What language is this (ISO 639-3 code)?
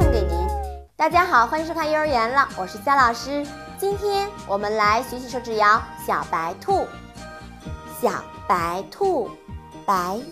zho